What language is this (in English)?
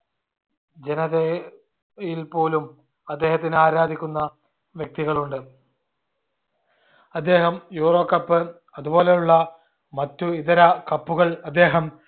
Malayalam